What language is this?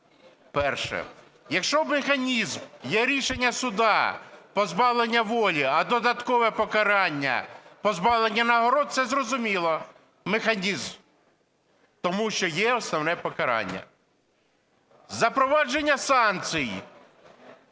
Ukrainian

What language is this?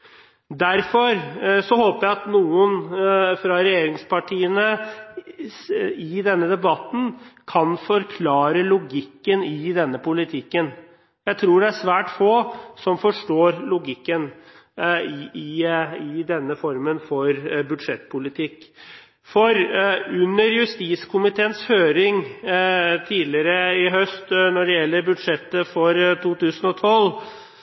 Norwegian Bokmål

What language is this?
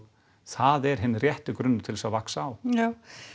Icelandic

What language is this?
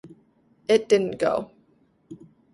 English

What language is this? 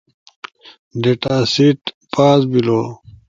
Ushojo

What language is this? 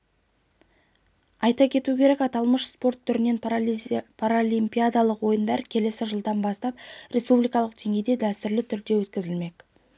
Kazakh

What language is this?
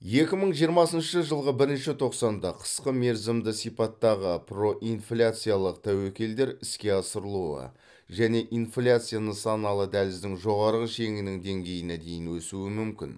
Kazakh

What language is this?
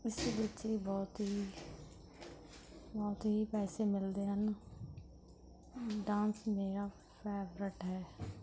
Punjabi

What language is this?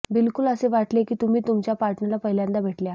Marathi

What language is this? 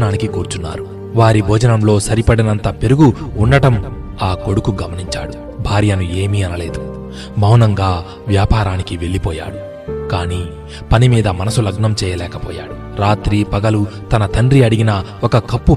Telugu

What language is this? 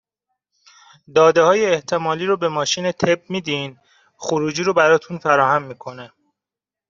Persian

